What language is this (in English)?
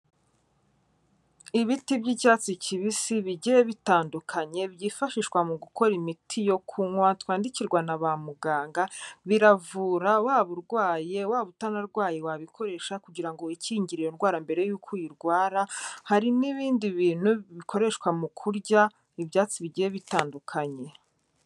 Kinyarwanda